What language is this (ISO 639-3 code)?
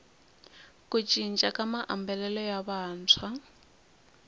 tso